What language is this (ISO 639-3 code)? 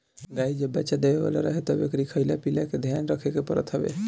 bho